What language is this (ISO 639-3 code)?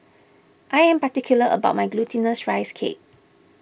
eng